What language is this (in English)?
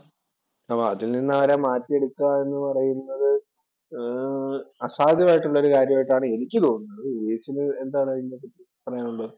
Malayalam